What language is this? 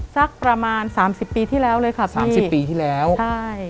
Thai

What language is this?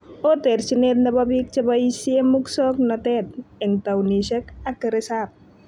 Kalenjin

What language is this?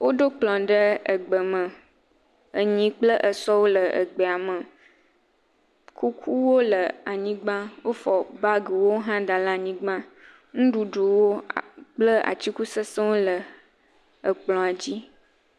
Ewe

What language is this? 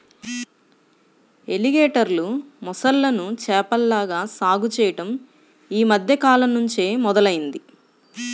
Telugu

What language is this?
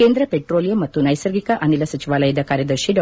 Kannada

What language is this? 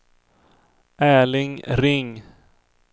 Swedish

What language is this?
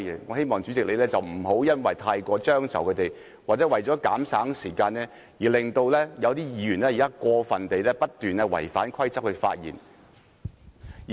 Cantonese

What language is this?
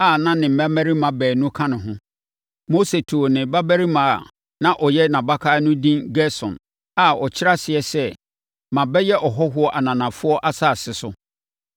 Akan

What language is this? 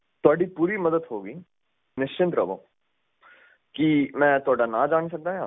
Punjabi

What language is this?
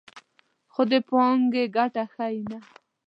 Pashto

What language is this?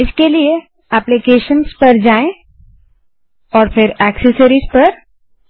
Hindi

